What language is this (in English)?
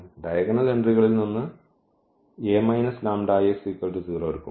Malayalam